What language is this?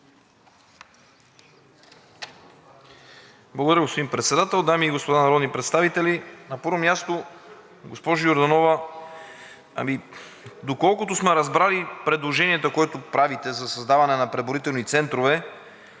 Bulgarian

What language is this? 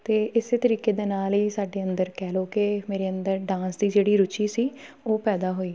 Punjabi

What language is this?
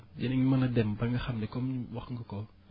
Wolof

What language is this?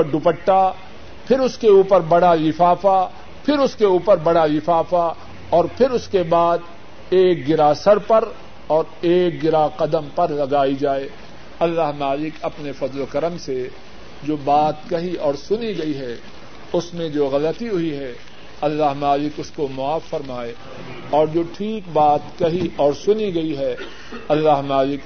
Urdu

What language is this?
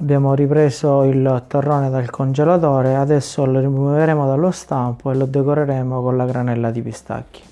Italian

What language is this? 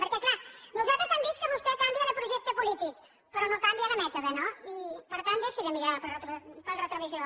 Catalan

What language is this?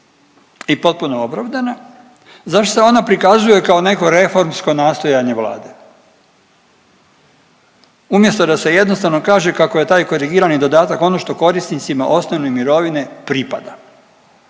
Croatian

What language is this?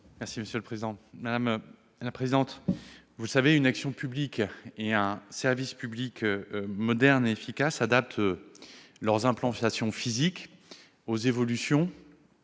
French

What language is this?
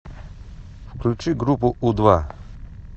Russian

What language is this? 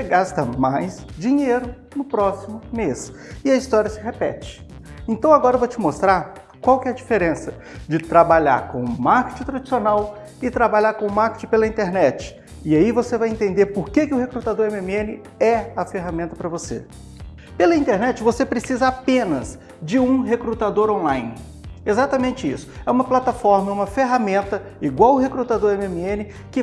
Portuguese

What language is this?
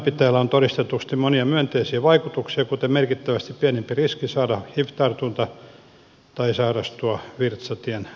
Finnish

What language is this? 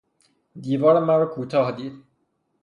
Persian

